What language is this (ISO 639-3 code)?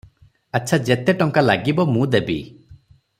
ori